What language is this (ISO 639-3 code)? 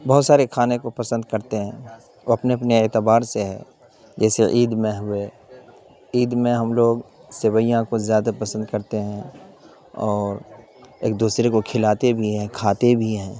urd